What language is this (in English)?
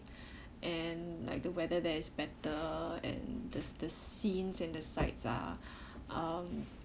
English